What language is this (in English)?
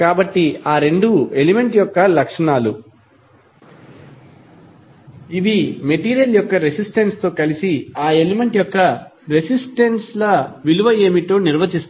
Telugu